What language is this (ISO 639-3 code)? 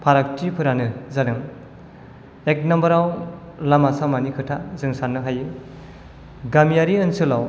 brx